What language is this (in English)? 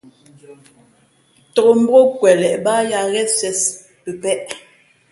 Fe'fe'